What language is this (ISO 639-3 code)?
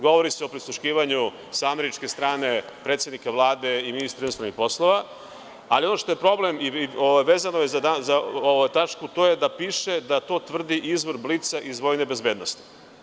srp